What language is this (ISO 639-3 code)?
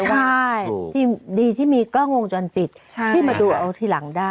tha